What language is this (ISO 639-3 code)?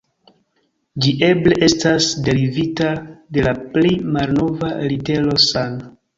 epo